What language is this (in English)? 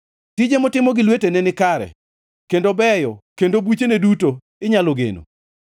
Luo (Kenya and Tanzania)